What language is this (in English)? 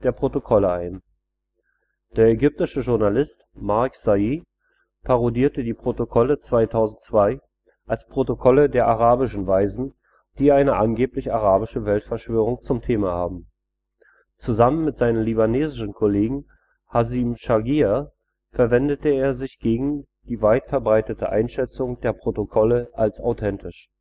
German